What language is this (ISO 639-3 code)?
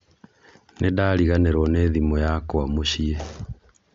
kik